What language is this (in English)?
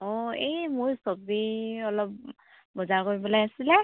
Assamese